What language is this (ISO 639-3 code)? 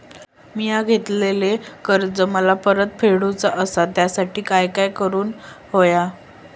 mar